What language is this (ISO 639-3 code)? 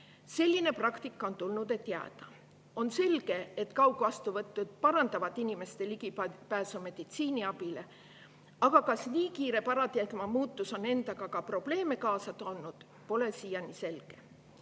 est